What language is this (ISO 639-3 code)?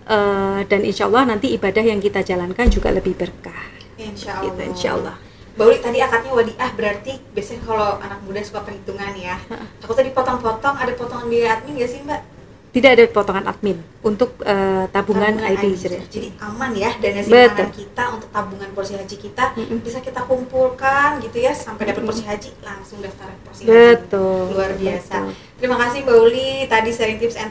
ind